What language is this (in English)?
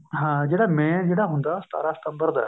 Punjabi